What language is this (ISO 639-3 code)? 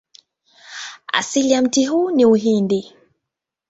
swa